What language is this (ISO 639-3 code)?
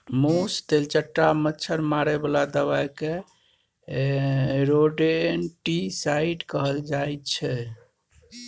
mai